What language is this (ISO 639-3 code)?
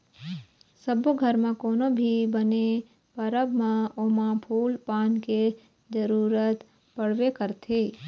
hne